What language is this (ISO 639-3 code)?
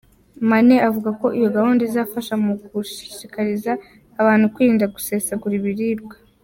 kin